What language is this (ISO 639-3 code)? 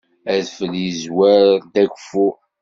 kab